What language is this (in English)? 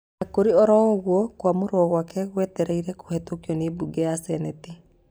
Kikuyu